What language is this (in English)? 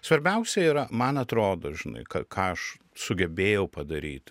Lithuanian